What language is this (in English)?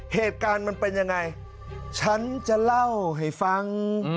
Thai